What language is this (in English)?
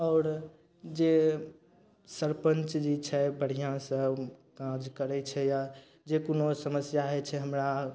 Maithili